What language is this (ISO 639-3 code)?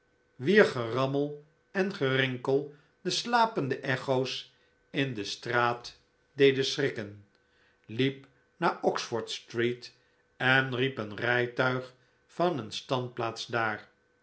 nld